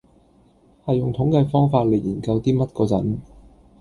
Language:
Cantonese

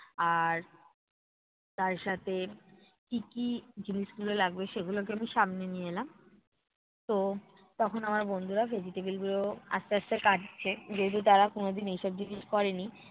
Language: Bangla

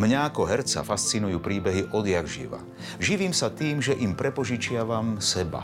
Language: Slovak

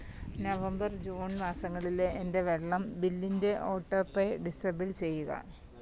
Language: Malayalam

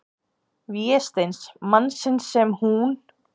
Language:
Icelandic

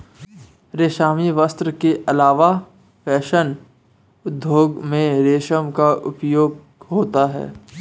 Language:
Hindi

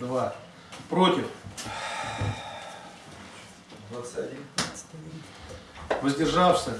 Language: Russian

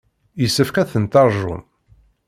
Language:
Kabyle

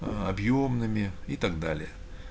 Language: Russian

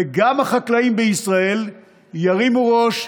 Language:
Hebrew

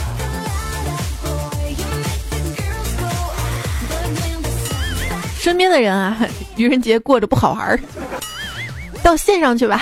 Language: Chinese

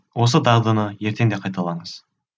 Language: Kazakh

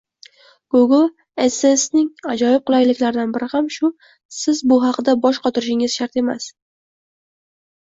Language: Uzbek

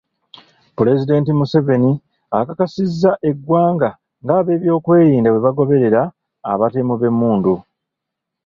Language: Ganda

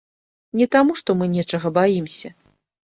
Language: Belarusian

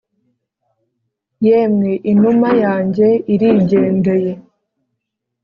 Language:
Kinyarwanda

